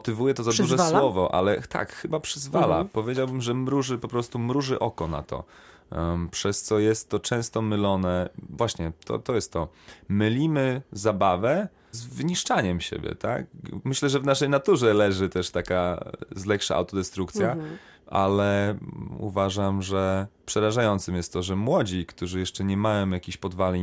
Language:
Polish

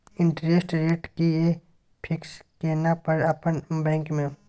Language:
Maithili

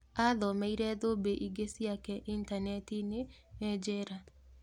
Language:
Kikuyu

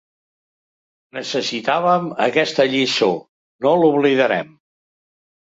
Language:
Catalan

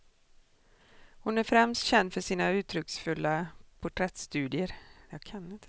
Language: Swedish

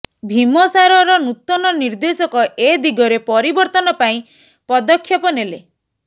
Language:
Odia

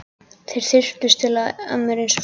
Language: Icelandic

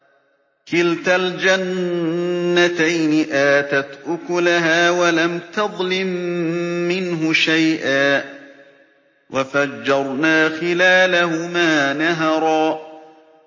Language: Arabic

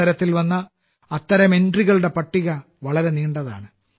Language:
Malayalam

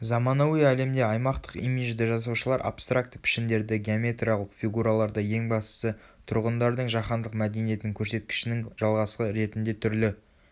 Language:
Kazakh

